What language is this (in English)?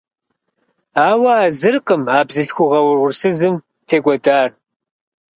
Kabardian